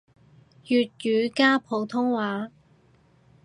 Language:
Cantonese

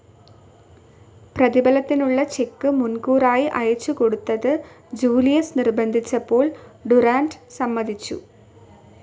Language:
Malayalam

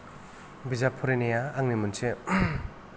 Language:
Bodo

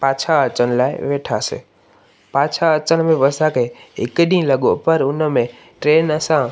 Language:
Sindhi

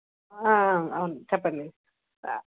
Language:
Telugu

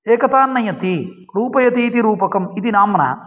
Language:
Sanskrit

